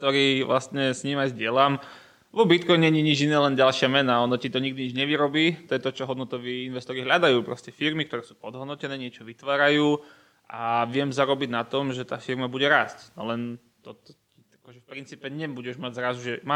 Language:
Slovak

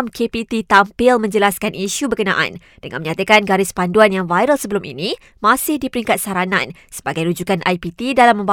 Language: Malay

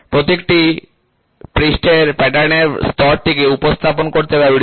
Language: Bangla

